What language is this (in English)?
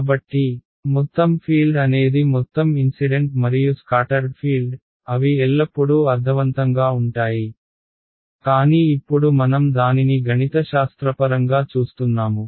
Telugu